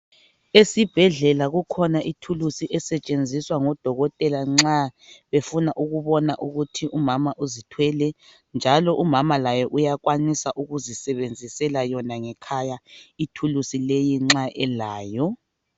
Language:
North Ndebele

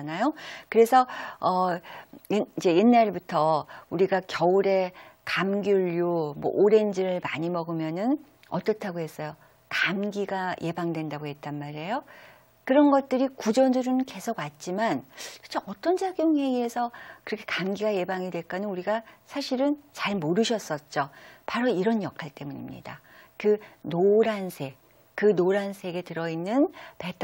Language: Korean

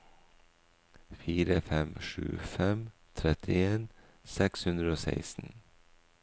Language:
Norwegian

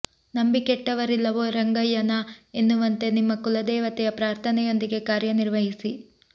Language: Kannada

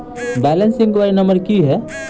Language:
Maithili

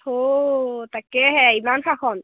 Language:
Assamese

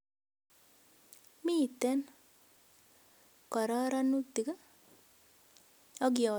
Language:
Kalenjin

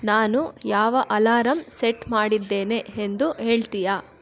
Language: Kannada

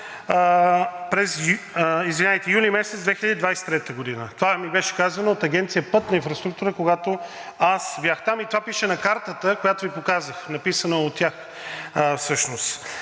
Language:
Bulgarian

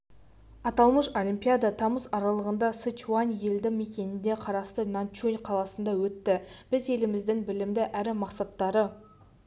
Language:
Kazakh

